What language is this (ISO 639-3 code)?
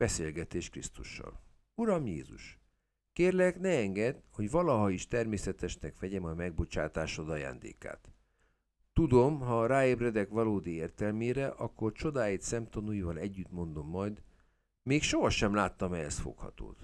hun